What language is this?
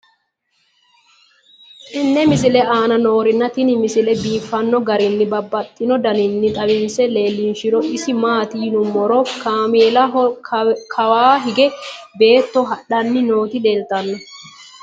Sidamo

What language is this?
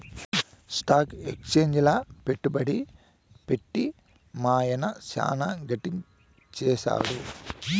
Telugu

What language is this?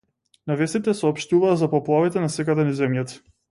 Macedonian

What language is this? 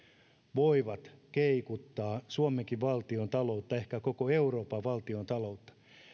Finnish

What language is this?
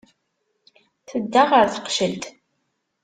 Kabyle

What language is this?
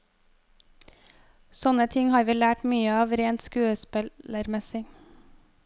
Norwegian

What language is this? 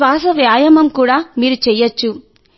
Telugu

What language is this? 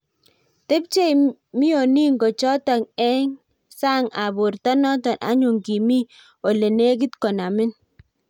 Kalenjin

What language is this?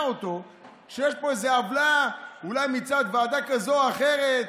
Hebrew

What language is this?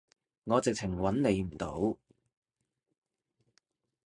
Cantonese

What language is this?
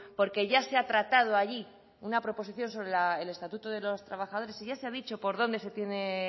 Spanish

